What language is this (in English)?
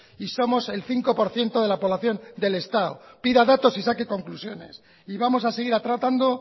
Spanish